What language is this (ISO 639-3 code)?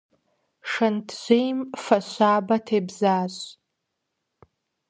kbd